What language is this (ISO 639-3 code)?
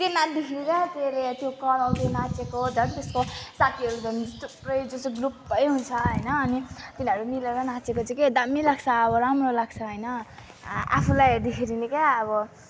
nep